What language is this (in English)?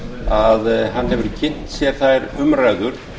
Icelandic